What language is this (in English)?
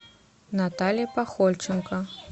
Russian